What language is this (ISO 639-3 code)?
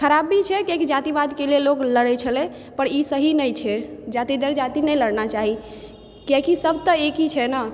mai